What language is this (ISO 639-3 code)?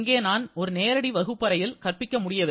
tam